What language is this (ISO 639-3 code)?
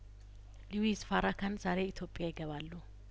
amh